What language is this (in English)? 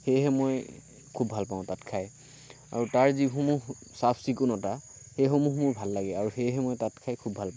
Assamese